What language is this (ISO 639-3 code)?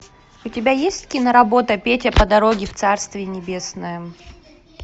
rus